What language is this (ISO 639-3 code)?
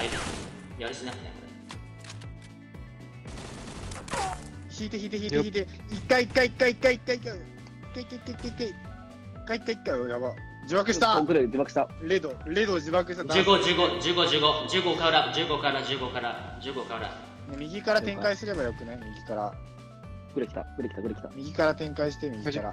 jpn